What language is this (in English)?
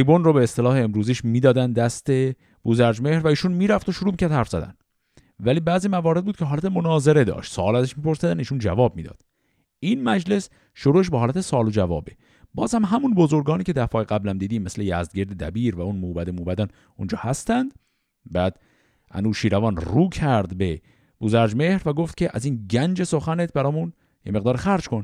Persian